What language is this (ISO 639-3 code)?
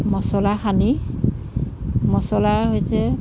asm